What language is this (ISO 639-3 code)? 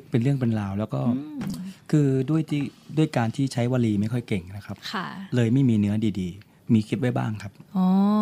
tha